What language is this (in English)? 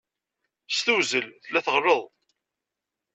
Kabyle